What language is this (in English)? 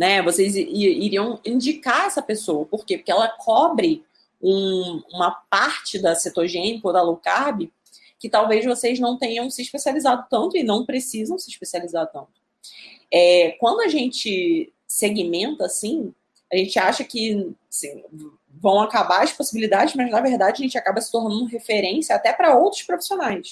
Portuguese